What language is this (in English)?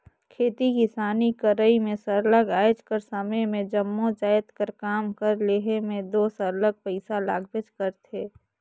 Chhattisgarhi